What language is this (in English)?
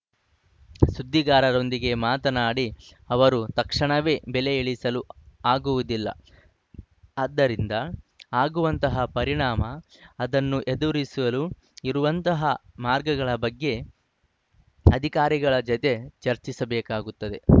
Kannada